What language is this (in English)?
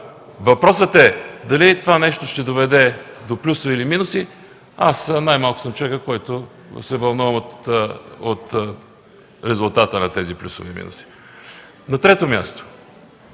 Bulgarian